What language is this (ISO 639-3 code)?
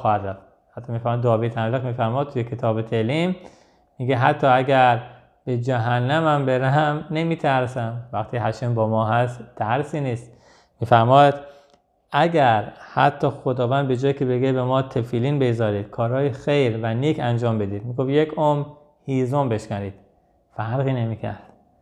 fas